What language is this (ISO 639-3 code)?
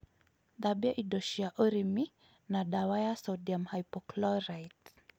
kik